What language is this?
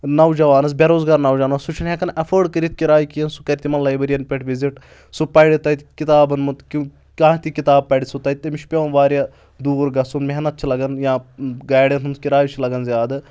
Kashmiri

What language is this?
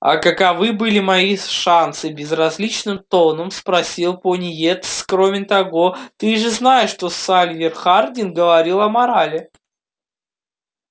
Russian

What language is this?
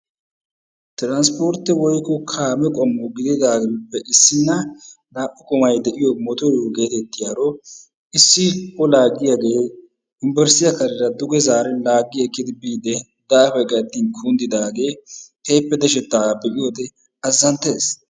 Wolaytta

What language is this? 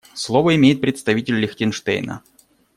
Russian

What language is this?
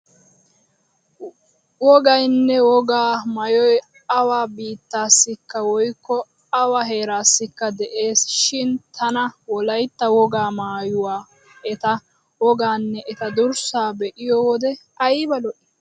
Wolaytta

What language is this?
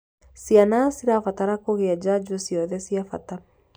Kikuyu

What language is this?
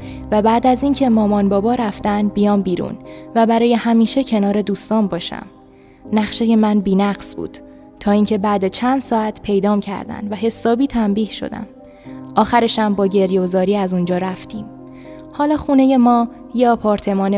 Persian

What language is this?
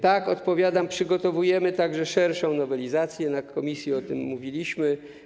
Polish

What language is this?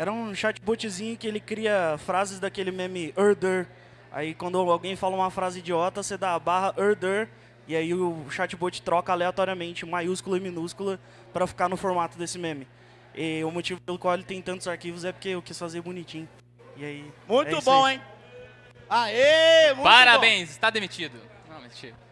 Portuguese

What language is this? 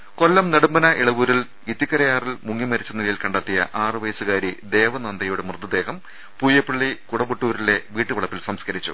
Malayalam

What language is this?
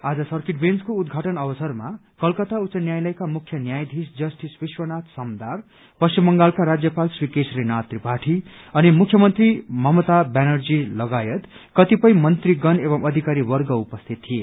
Nepali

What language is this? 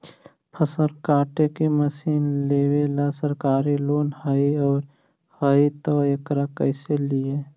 Magahi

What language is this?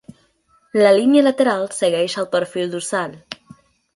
Catalan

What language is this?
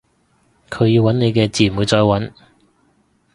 Cantonese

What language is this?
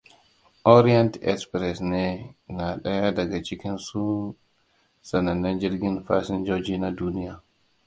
Hausa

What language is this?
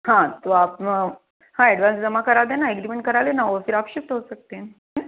Hindi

